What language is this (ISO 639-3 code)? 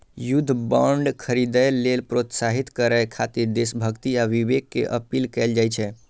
mai